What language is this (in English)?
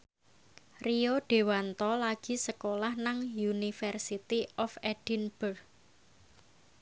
Javanese